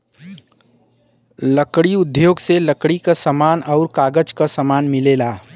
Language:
Bhojpuri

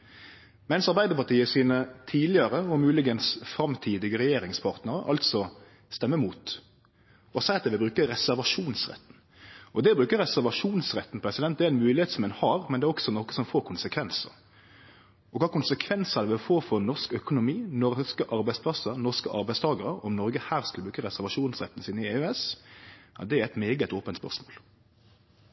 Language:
Norwegian Nynorsk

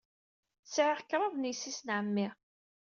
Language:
Kabyle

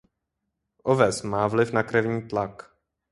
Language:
Czech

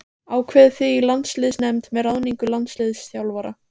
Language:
Icelandic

